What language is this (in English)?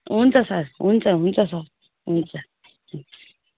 Nepali